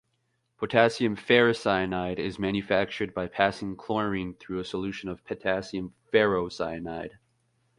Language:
English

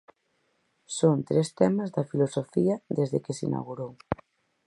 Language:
Galician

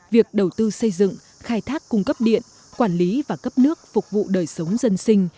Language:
Vietnamese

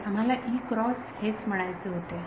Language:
Marathi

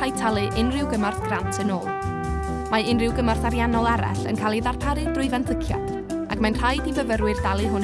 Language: Welsh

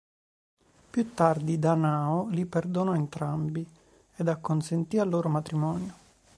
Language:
Italian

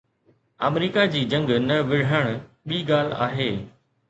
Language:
Sindhi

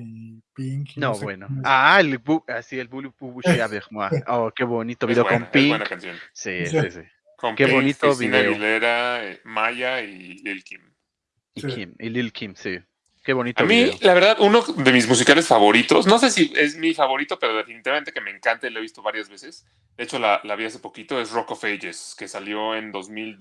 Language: Spanish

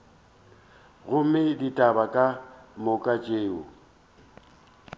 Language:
Northern Sotho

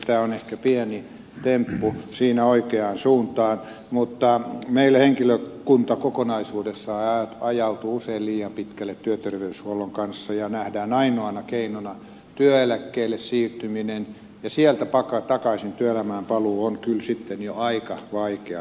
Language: Finnish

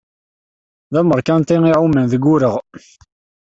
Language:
Kabyle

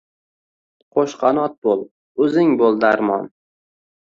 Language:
Uzbek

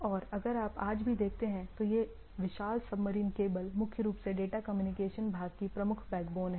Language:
Hindi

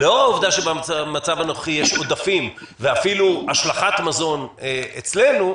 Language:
Hebrew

